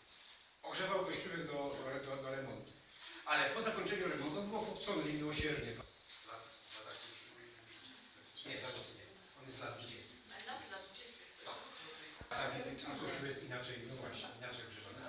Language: Polish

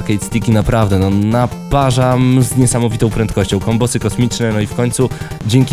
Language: Polish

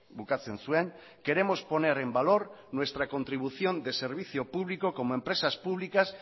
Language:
Spanish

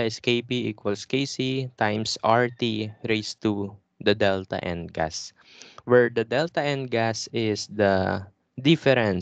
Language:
Filipino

